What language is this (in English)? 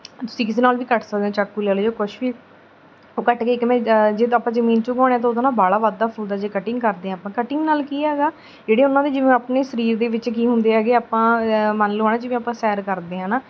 Punjabi